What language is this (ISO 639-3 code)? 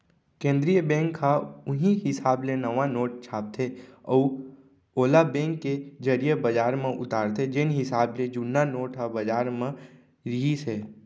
hne